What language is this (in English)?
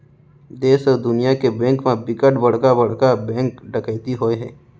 Chhattisgarhi